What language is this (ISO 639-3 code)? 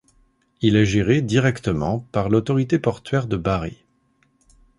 fra